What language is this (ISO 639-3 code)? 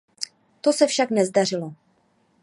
ces